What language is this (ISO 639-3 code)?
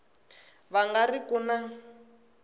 tso